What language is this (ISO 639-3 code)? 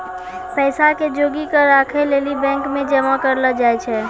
mai